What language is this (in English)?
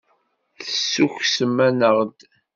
Kabyle